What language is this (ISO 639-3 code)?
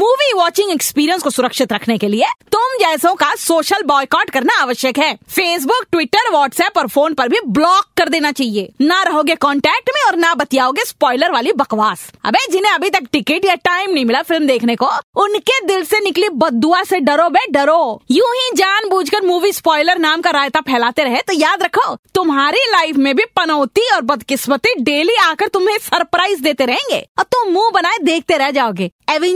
hin